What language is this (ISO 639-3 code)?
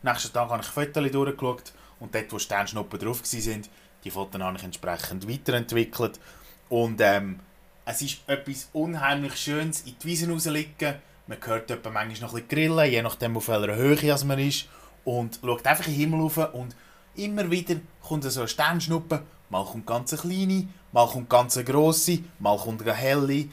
deu